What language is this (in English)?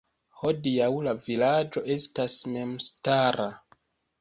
Esperanto